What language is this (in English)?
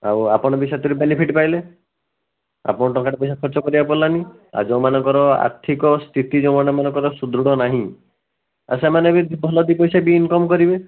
Odia